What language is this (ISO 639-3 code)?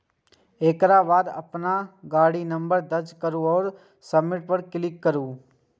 mai